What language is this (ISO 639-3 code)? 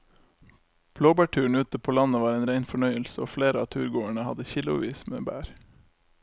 nor